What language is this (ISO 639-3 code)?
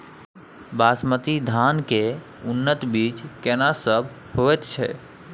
mai